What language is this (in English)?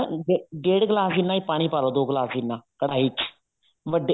Punjabi